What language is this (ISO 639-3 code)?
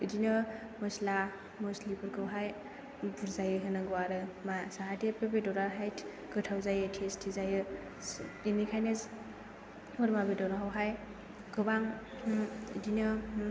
brx